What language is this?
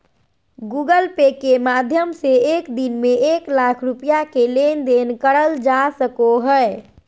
Magahi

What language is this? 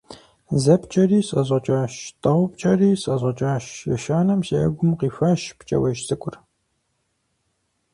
Kabardian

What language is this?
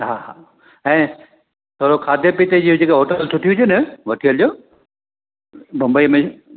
Sindhi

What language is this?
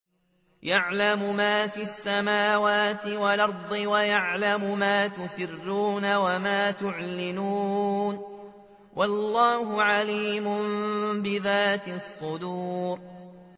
Arabic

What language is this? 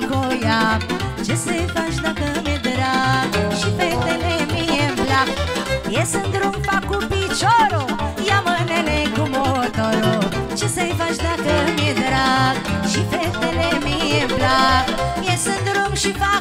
Romanian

